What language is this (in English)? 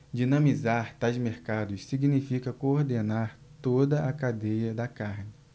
Portuguese